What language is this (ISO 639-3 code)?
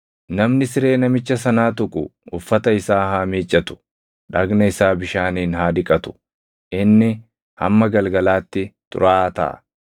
orm